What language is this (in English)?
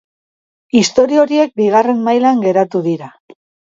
Basque